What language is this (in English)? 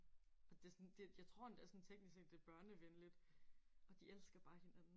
Danish